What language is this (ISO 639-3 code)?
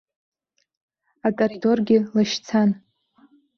abk